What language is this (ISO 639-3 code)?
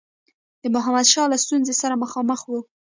pus